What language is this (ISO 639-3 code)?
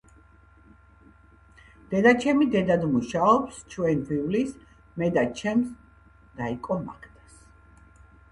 kat